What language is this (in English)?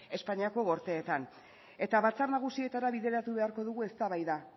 Basque